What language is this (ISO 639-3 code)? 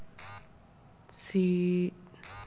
bho